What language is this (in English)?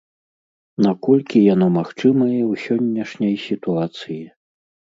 Belarusian